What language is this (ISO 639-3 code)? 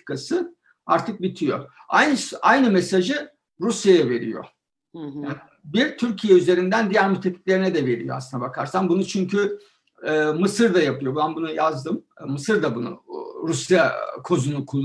tur